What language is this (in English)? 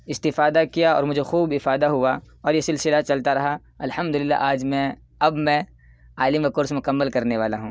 Urdu